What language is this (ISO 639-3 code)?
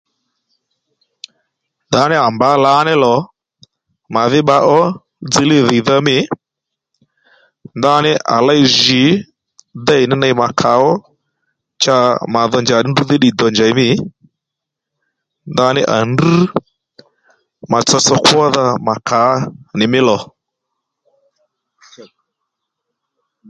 led